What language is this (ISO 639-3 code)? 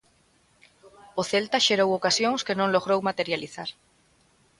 glg